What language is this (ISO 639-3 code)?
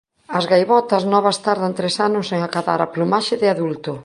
glg